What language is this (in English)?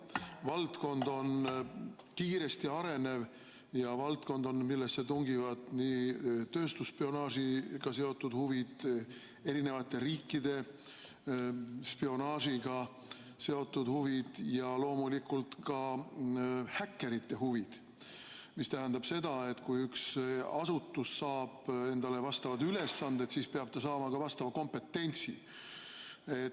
Estonian